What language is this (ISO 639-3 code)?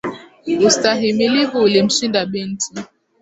swa